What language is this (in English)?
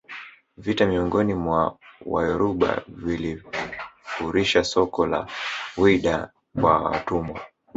Swahili